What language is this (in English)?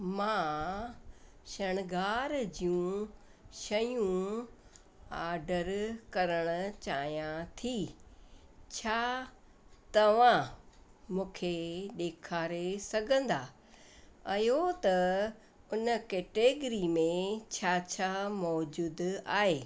Sindhi